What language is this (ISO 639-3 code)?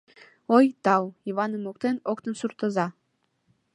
chm